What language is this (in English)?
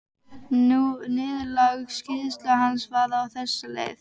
Icelandic